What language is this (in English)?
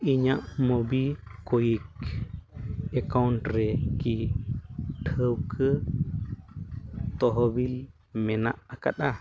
Santali